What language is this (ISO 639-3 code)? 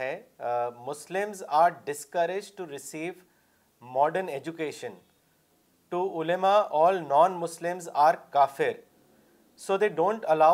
urd